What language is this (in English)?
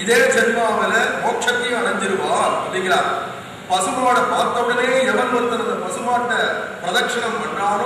Arabic